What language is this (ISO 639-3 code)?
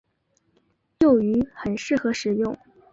zho